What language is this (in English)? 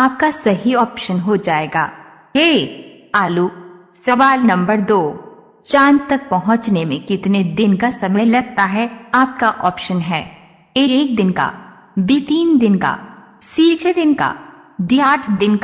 Hindi